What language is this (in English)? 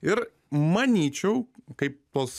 Lithuanian